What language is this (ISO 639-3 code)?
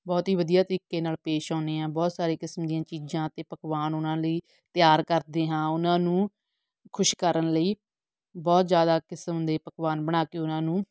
pan